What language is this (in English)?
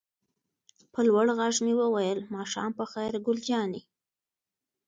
Pashto